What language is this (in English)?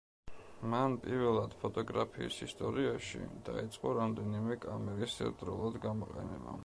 Georgian